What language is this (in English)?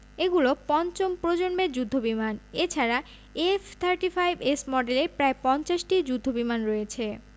Bangla